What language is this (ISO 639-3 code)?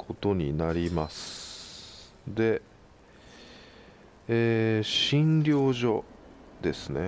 jpn